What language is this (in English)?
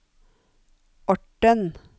Norwegian